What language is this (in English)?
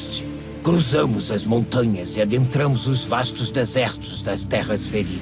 Portuguese